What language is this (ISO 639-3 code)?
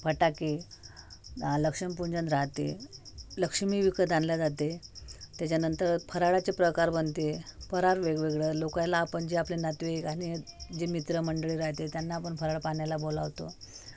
mar